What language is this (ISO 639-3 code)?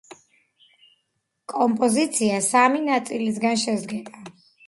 kat